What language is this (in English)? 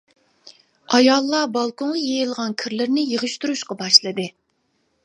Uyghur